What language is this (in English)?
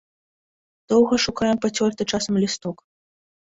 Belarusian